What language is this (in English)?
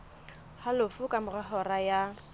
Southern Sotho